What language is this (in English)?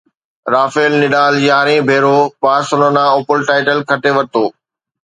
Sindhi